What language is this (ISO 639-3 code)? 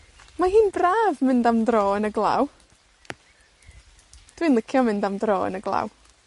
cym